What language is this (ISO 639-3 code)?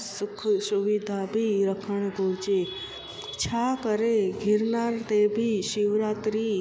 snd